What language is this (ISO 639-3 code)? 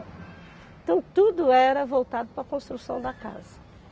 por